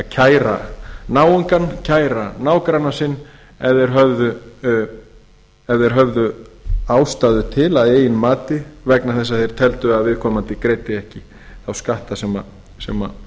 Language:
Icelandic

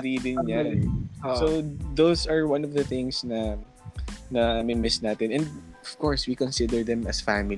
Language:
Filipino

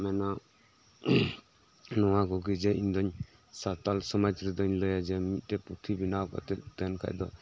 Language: Santali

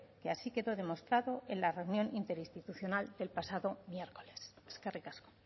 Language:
Spanish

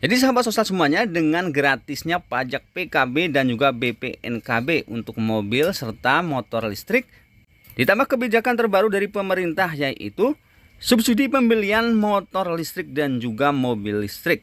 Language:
Indonesian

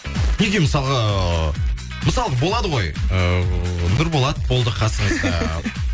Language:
Kazakh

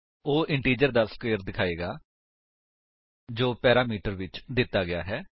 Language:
Punjabi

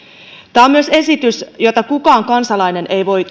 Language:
Finnish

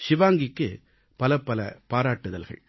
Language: Tamil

